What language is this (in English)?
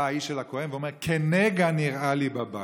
Hebrew